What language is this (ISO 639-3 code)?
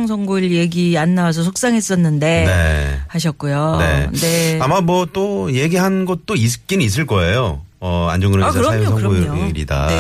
kor